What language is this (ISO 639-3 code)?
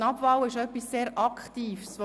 gsw